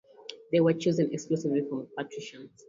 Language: English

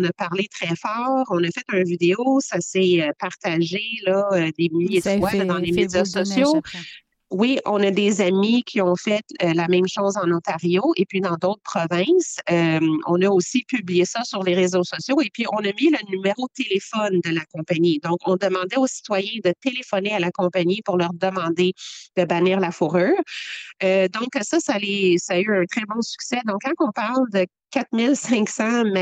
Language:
French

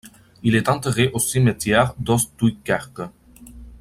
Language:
French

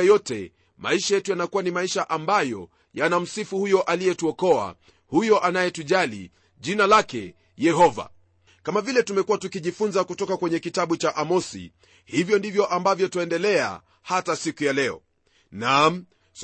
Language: Swahili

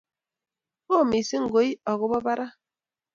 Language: Kalenjin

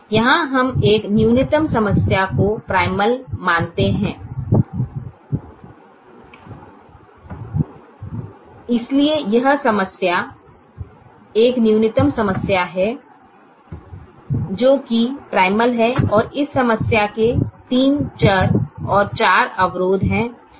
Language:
Hindi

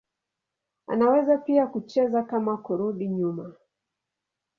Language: Swahili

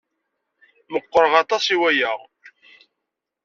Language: Kabyle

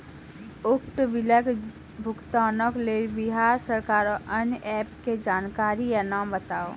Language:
Maithili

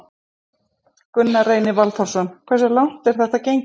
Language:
Icelandic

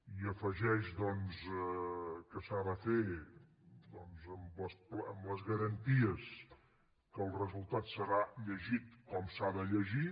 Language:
Catalan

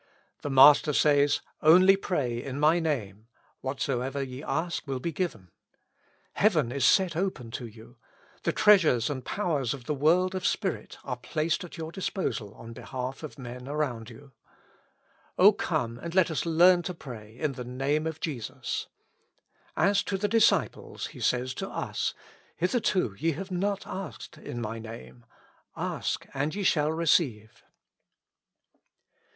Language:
English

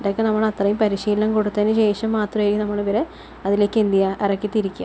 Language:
Malayalam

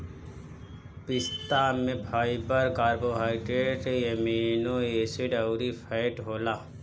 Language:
Bhojpuri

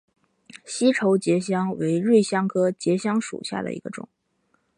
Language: Chinese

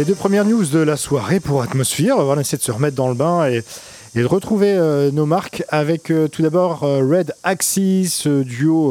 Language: French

